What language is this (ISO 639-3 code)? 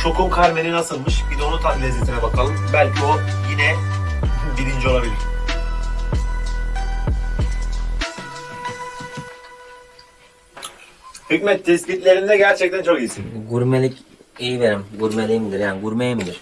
tur